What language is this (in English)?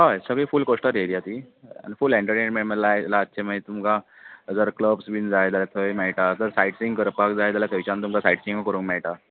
Konkani